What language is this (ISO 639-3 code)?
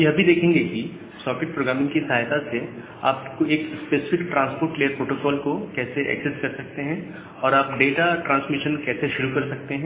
hin